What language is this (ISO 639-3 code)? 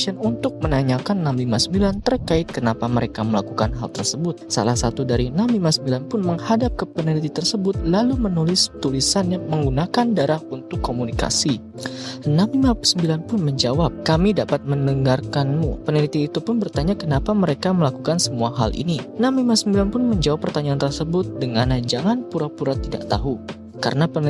ind